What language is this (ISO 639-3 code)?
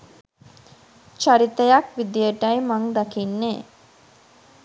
sin